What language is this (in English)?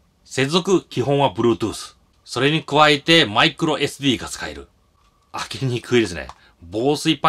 Japanese